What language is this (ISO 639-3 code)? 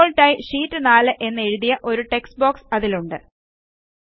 mal